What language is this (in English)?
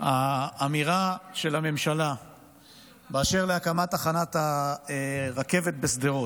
Hebrew